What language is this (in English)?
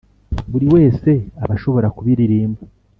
Kinyarwanda